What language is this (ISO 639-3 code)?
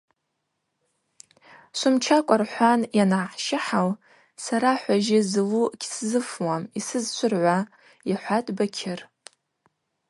abq